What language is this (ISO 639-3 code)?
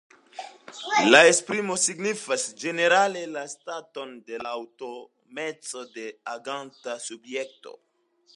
epo